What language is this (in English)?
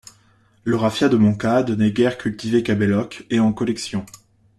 French